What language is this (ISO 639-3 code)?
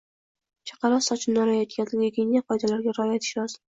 uzb